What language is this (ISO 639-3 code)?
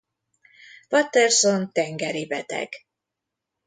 hun